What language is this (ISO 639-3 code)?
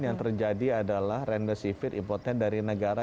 ind